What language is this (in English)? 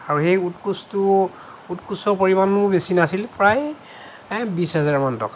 Assamese